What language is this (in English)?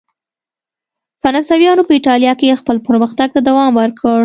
Pashto